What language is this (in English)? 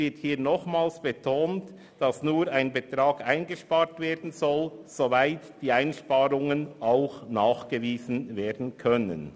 Swiss German